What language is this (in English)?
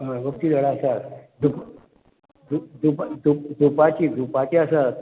Konkani